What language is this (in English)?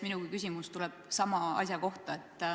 Estonian